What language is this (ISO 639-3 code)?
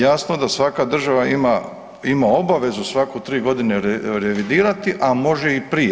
hrv